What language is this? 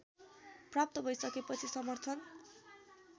Nepali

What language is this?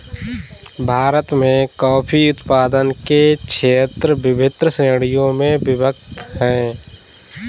Hindi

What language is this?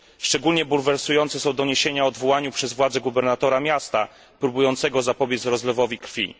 Polish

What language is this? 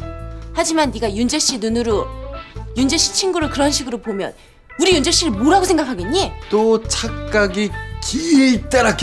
Korean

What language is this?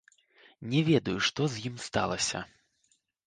Belarusian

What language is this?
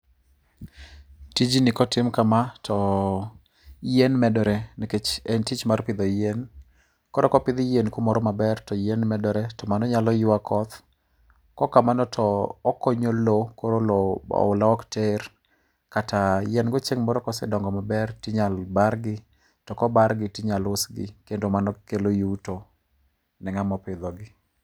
Luo (Kenya and Tanzania)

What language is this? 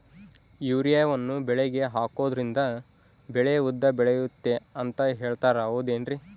Kannada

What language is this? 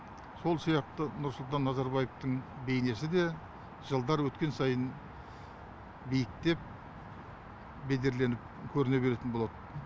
Kazakh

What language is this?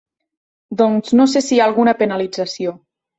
Catalan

